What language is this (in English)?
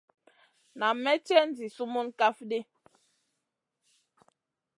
Masana